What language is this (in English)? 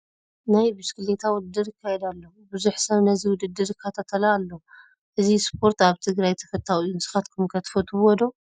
Tigrinya